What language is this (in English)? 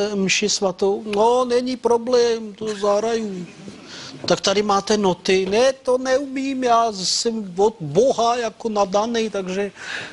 Czech